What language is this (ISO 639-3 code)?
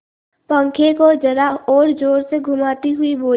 hin